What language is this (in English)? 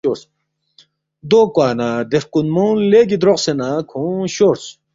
Balti